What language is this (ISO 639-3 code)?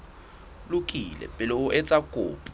sot